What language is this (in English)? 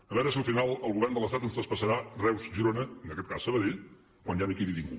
Catalan